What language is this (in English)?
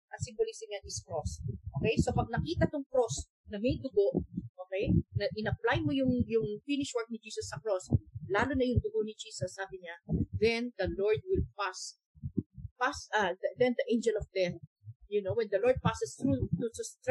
Filipino